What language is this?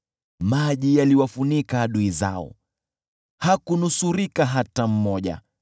Swahili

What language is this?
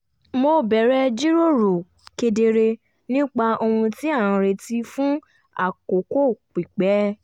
Yoruba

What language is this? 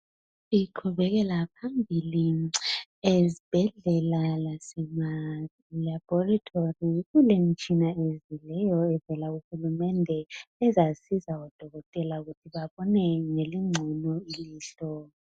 North Ndebele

